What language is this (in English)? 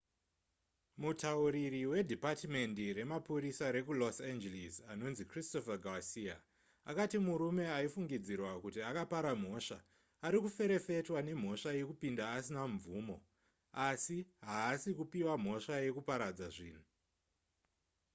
Shona